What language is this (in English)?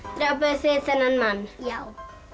Icelandic